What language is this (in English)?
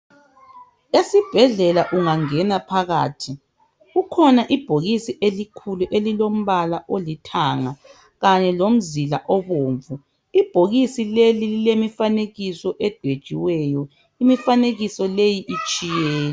North Ndebele